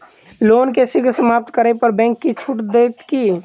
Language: Maithili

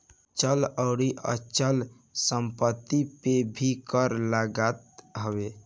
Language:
Bhojpuri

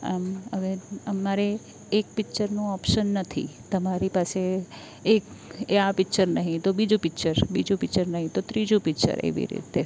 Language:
Gujarati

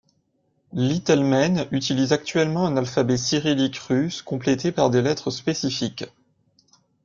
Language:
French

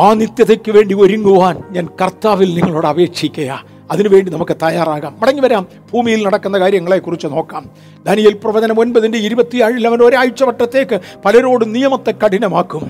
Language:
Malayalam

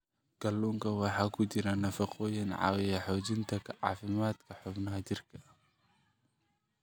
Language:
Somali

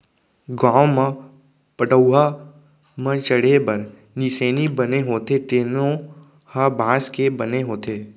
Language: Chhattisgarhi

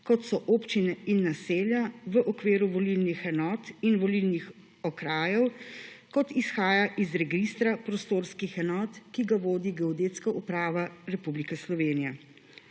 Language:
Slovenian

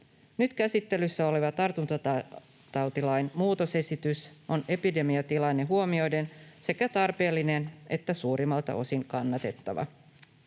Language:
Finnish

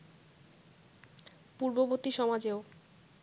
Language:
Bangla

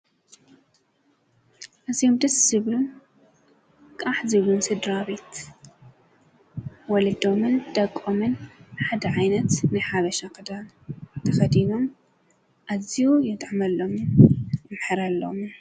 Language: Tigrinya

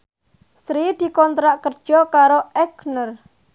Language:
Javanese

